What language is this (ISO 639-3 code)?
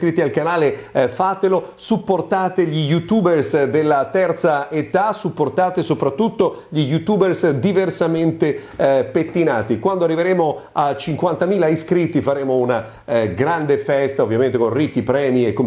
ita